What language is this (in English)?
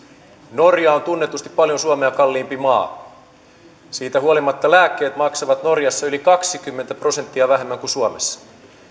Finnish